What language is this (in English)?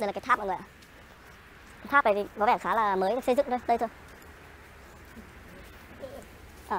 Vietnamese